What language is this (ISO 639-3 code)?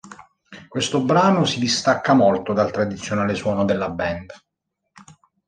ita